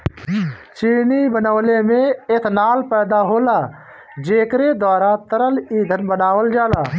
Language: Bhojpuri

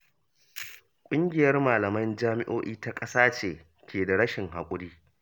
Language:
Hausa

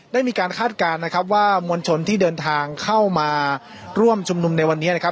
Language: Thai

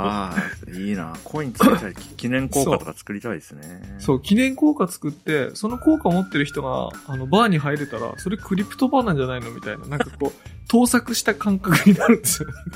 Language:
Japanese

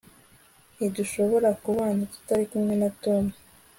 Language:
Kinyarwanda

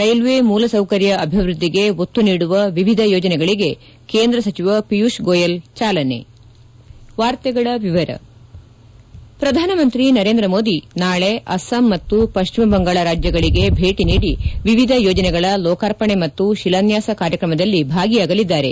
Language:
Kannada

